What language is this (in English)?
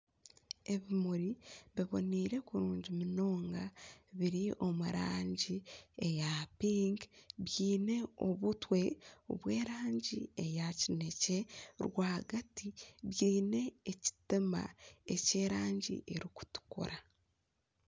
Nyankole